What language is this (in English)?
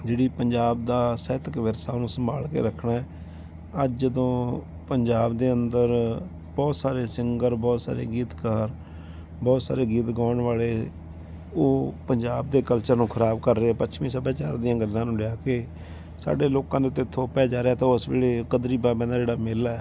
Punjabi